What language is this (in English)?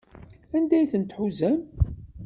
Kabyle